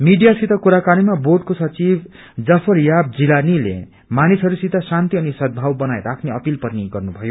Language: Nepali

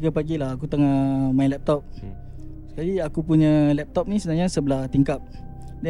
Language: Malay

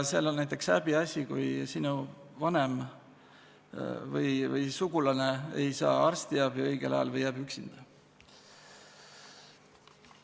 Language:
Estonian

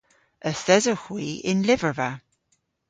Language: Cornish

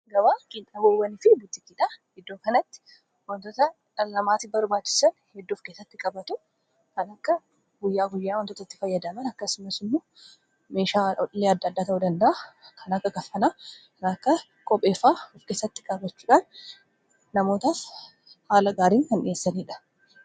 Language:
Oromo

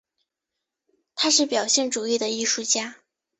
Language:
Chinese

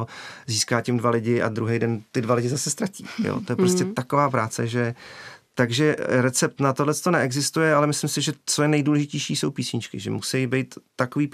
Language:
Czech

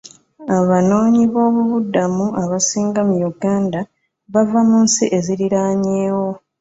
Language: Ganda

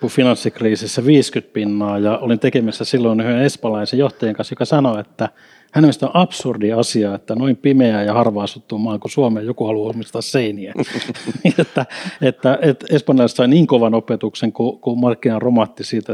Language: Finnish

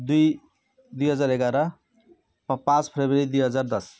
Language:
Nepali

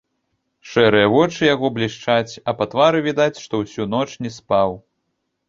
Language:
Belarusian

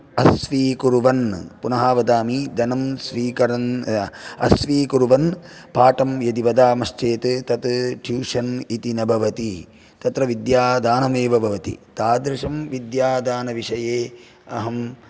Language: Sanskrit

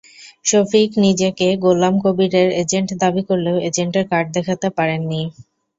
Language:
Bangla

